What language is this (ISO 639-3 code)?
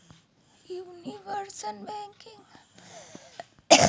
mag